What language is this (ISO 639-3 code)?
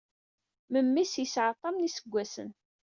kab